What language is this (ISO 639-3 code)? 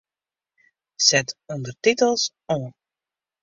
fry